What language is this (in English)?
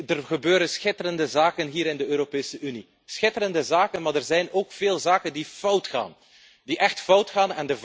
Dutch